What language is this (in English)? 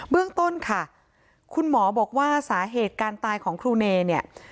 Thai